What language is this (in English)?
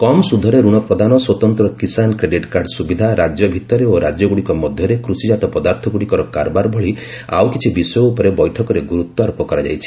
Odia